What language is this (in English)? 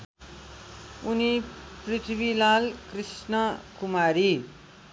Nepali